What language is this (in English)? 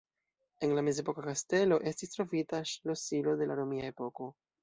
Esperanto